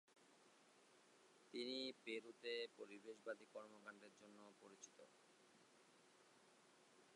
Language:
Bangla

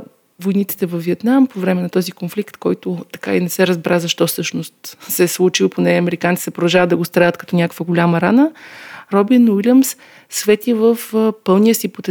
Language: Bulgarian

